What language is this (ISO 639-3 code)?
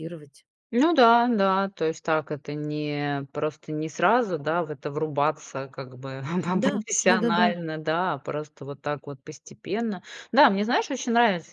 rus